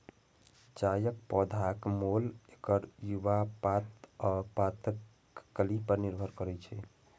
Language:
Maithili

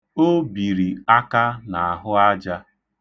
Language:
Igbo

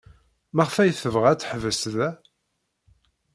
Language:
Kabyle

